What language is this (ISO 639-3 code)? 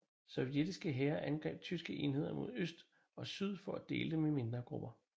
dan